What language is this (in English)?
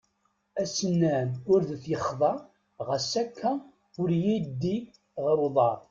Kabyle